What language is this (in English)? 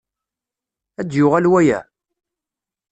Kabyle